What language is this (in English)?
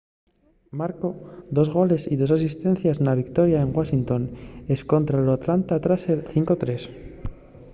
Asturian